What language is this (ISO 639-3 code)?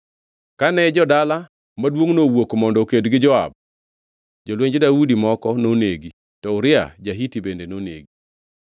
luo